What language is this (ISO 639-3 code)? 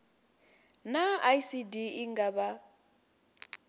ven